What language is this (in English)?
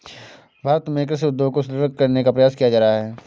Hindi